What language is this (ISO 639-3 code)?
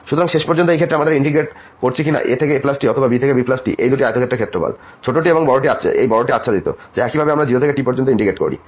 ben